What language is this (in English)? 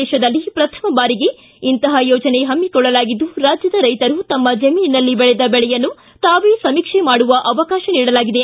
Kannada